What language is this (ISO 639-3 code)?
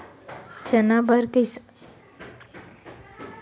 hne